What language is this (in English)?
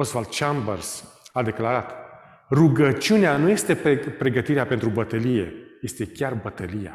Romanian